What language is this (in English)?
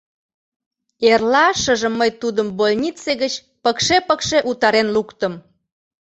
Mari